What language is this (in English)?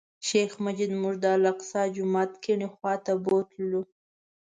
Pashto